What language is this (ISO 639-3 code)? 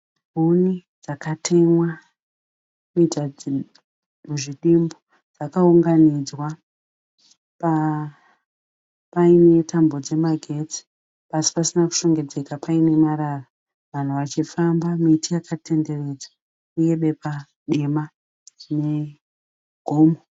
sna